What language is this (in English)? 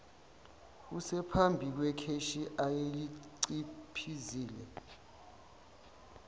Zulu